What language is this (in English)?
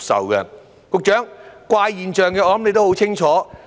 Cantonese